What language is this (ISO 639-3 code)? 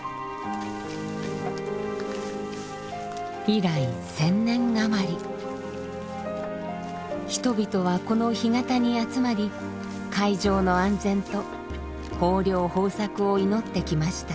jpn